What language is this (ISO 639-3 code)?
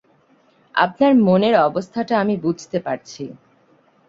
ben